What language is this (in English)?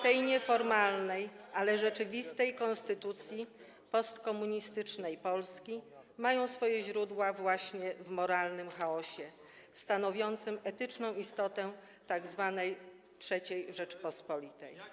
Polish